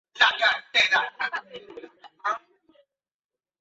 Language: Spanish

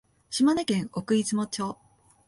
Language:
Japanese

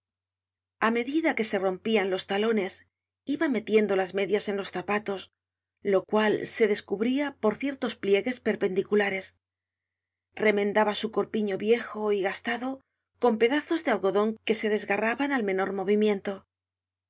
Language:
Spanish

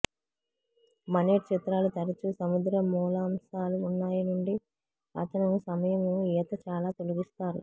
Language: Telugu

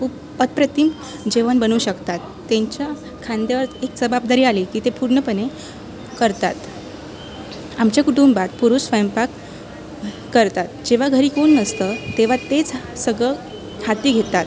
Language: Marathi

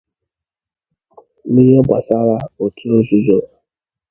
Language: Igbo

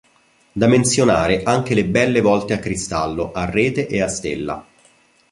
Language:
Italian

